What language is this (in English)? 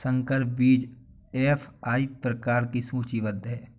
Hindi